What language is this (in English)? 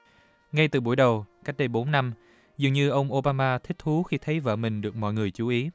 Vietnamese